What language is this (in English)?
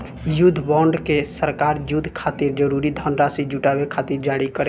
Bhojpuri